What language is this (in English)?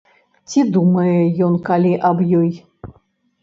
Belarusian